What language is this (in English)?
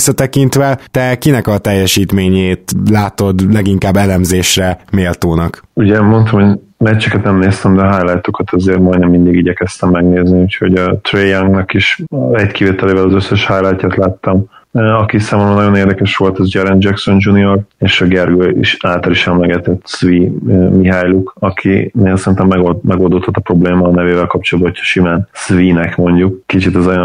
Hungarian